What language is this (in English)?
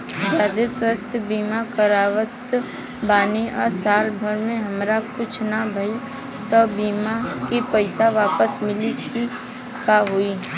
Bhojpuri